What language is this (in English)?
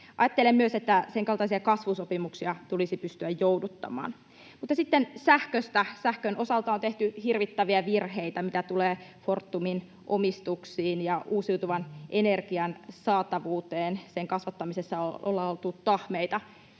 Finnish